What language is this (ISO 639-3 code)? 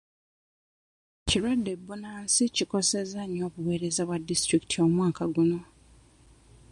lug